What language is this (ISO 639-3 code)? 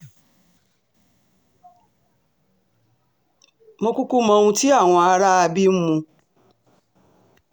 yor